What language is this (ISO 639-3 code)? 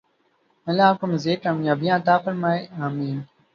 urd